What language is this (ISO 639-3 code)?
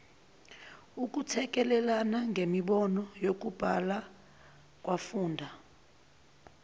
zul